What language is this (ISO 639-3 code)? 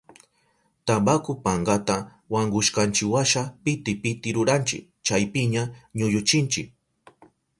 qup